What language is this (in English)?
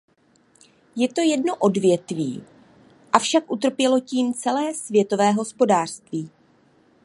Czech